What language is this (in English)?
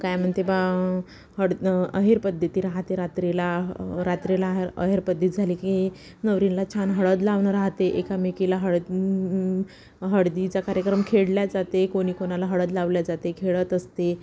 Marathi